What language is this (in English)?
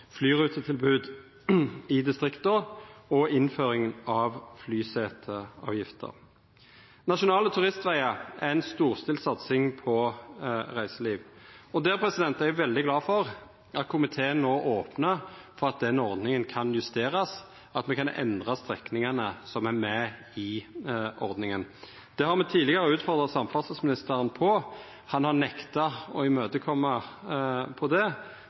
Norwegian Nynorsk